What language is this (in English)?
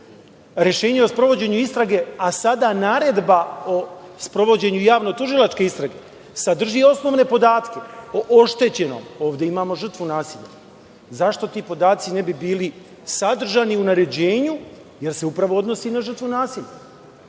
Serbian